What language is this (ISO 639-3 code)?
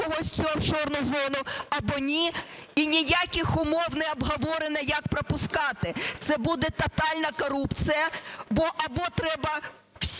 ukr